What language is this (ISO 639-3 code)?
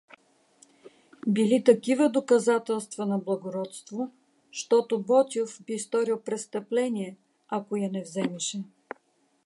bul